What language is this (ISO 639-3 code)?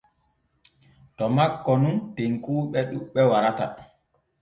fue